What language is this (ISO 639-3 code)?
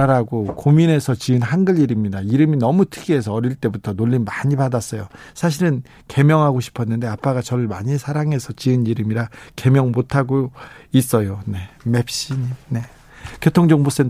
kor